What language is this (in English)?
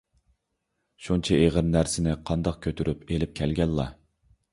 Uyghur